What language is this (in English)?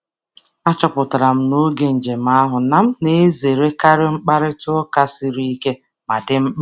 Igbo